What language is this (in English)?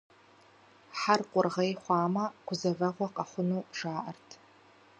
Kabardian